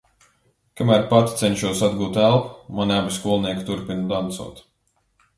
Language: Latvian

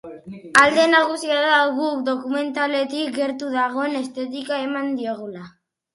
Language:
Basque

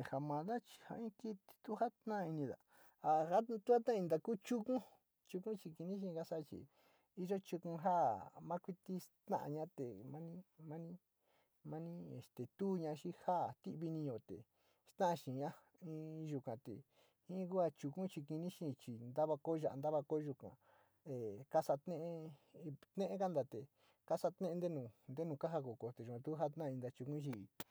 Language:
Sinicahua Mixtec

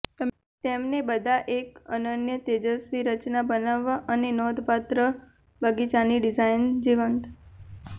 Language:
Gujarati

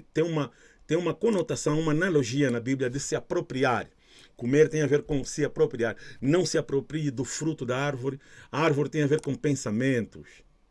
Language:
Portuguese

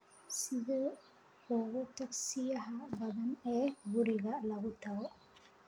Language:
Somali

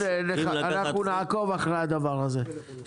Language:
Hebrew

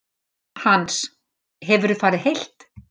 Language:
Icelandic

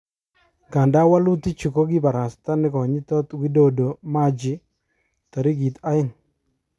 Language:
Kalenjin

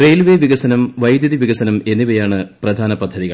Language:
Malayalam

